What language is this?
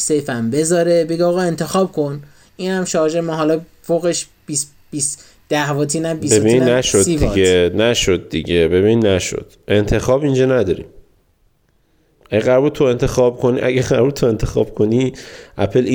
Persian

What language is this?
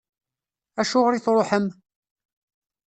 Kabyle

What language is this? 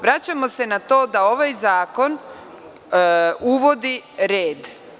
Serbian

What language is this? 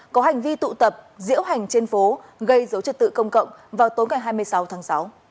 Vietnamese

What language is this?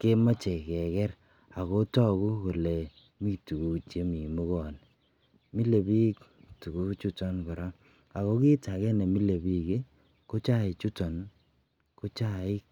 Kalenjin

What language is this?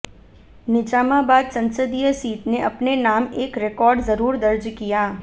Hindi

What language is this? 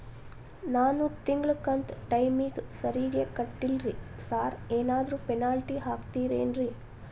Kannada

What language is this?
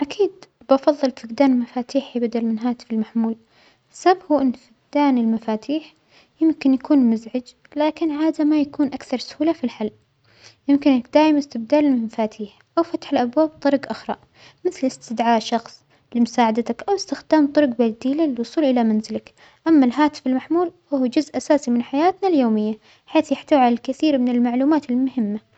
Omani Arabic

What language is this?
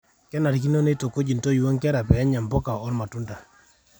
Masai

